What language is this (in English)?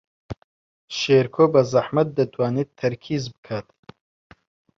Central Kurdish